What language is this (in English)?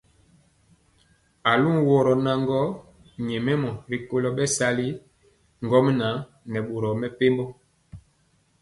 Mpiemo